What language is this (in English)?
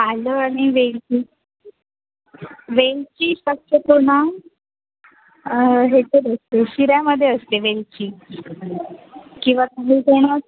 Marathi